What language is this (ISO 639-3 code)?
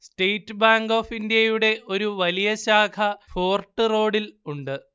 mal